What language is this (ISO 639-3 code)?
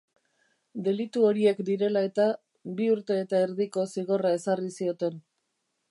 eus